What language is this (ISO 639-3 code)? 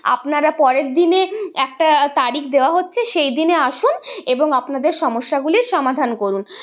ben